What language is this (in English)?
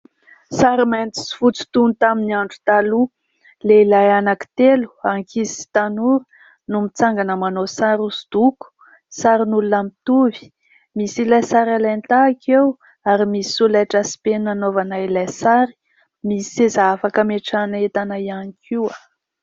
Malagasy